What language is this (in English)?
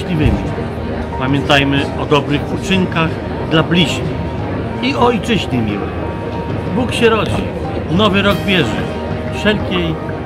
Polish